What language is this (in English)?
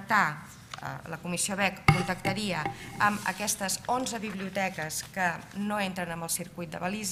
Spanish